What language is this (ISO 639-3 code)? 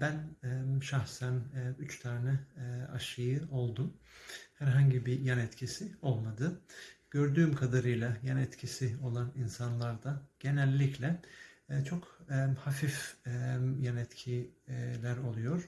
tur